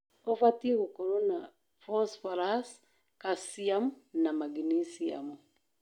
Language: Kikuyu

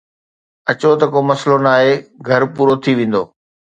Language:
Sindhi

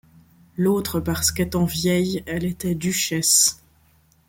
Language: French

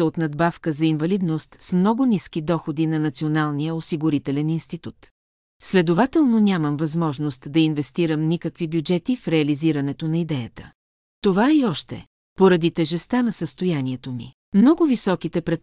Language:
Bulgarian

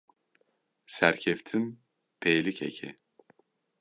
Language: Kurdish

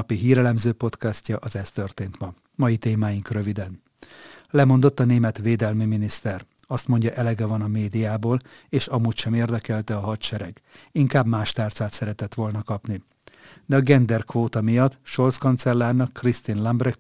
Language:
Hungarian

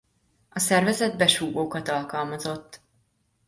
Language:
Hungarian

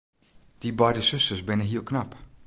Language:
Western Frisian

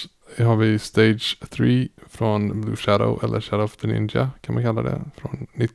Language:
Swedish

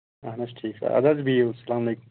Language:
Kashmiri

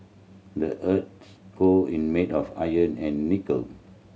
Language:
English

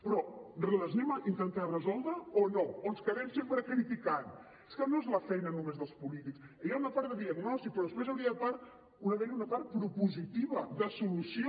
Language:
Catalan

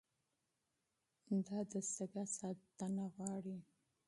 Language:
Pashto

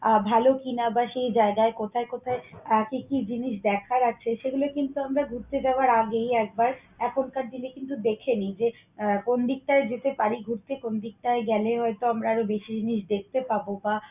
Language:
Bangla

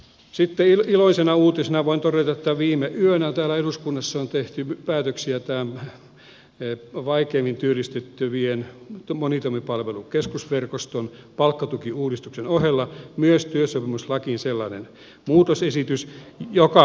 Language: Finnish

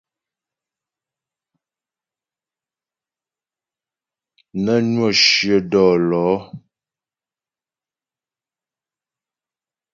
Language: Ghomala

